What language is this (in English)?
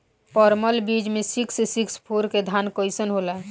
Bhojpuri